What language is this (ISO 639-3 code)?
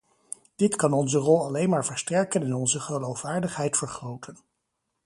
nld